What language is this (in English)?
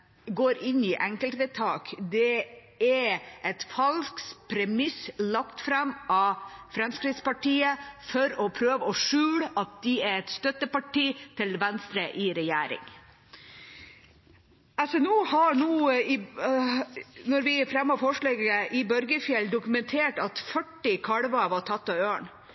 Norwegian Bokmål